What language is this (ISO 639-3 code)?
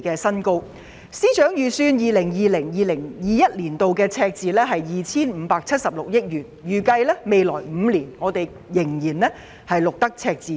yue